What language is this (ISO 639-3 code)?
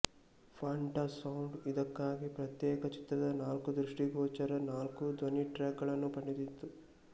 kan